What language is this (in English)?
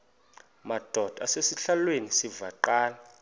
Xhosa